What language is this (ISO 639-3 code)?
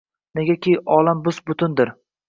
uzb